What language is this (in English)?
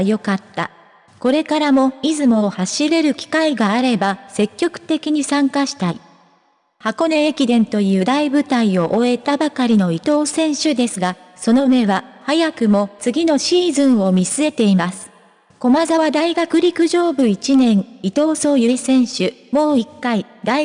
Japanese